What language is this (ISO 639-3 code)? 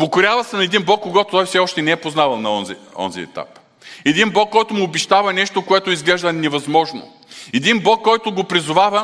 bul